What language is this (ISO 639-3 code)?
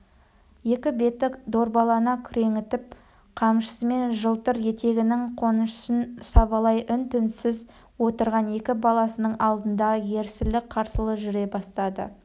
kaz